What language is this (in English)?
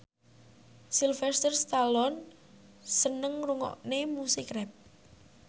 Javanese